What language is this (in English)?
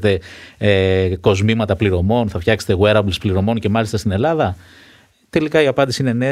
Greek